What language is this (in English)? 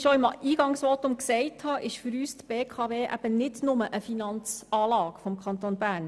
Swiss German